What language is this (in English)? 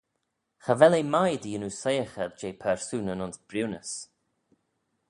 Manx